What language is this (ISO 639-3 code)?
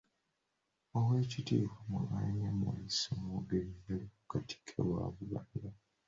lug